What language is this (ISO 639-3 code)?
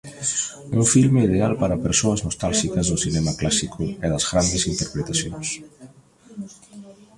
glg